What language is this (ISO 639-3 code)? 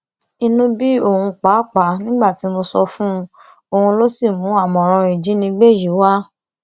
yor